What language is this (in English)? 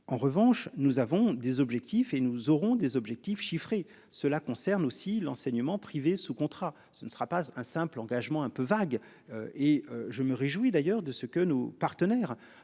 French